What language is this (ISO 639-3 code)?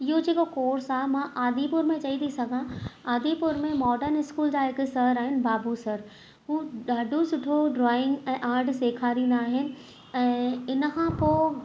snd